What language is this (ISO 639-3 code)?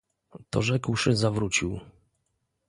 pol